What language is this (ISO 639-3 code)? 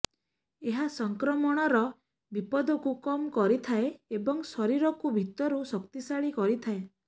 ori